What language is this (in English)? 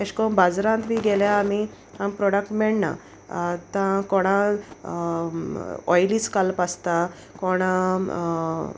Konkani